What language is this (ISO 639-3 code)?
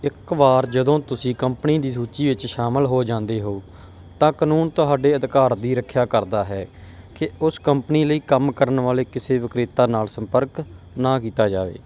pan